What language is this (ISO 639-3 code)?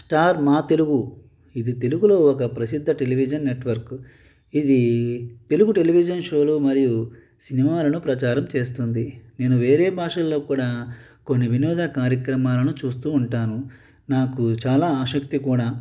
tel